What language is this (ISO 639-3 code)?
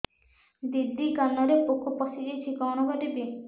ori